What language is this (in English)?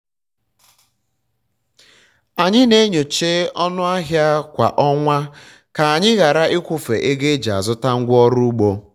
Igbo